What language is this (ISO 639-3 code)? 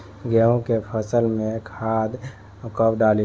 bho